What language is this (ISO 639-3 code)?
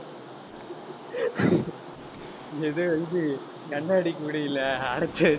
tam